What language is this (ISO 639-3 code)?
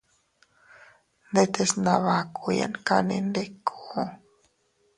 cut